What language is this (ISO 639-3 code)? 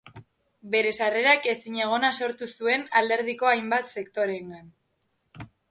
eus